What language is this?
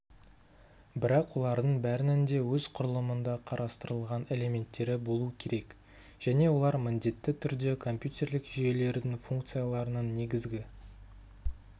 Kazakh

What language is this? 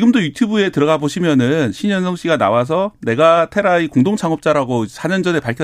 Korean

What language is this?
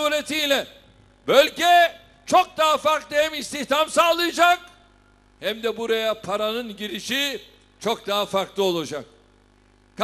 Turkish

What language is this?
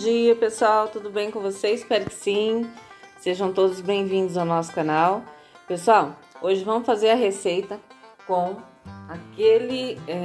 Portuguese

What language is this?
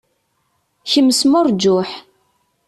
Kabyle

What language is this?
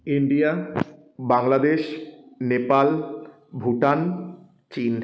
Bangla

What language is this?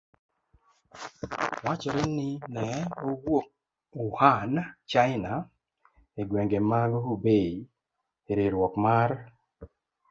Luo (Kenya and Tanzania)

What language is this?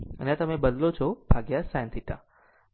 Gujarati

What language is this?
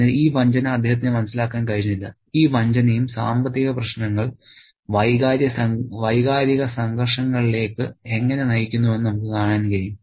Malayalam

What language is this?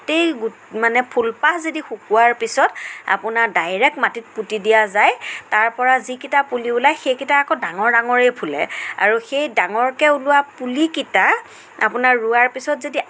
Assamese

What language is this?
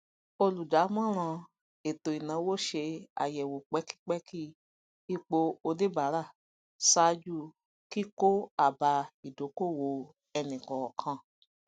Yoruba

